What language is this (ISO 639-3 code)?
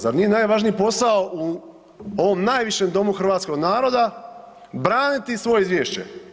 hrv